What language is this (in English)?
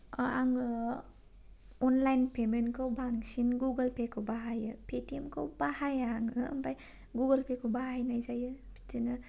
Bodo